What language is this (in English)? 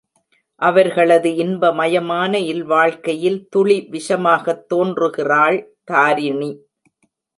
Tamil